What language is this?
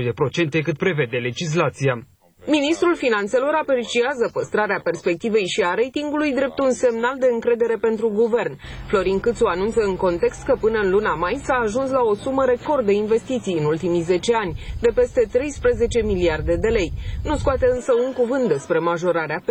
Romanian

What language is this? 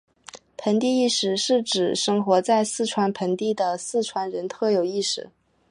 Chinese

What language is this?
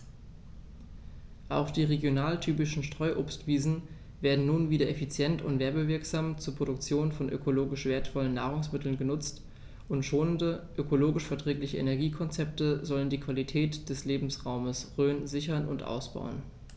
German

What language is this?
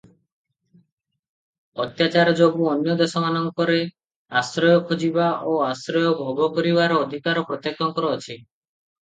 Odia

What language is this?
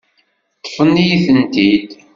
Kabyle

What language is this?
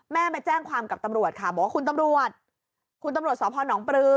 Thai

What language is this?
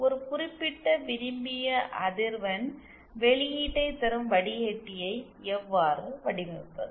Tamil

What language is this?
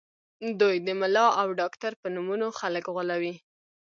Pashto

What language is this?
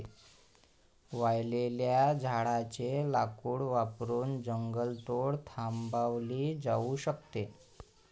Marathi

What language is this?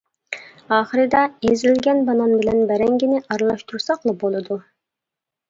Uyghur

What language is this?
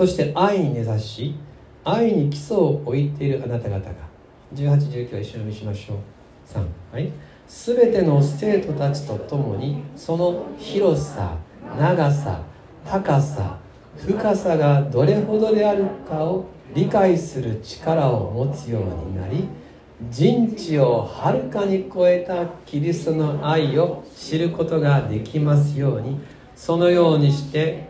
Japanese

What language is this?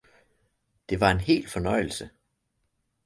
Danish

